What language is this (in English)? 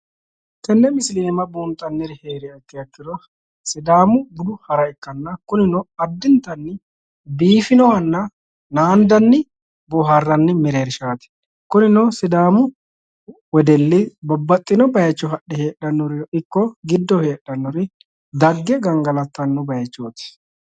Sidamo